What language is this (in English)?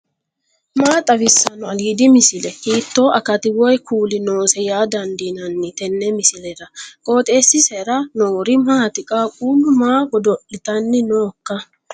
Sidamo